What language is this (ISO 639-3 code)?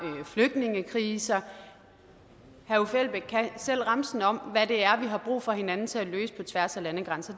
dan